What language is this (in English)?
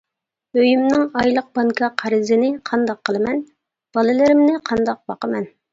Uyghur